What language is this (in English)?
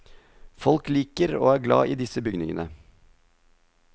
Norwegian